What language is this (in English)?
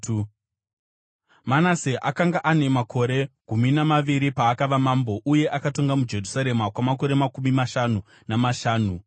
Shona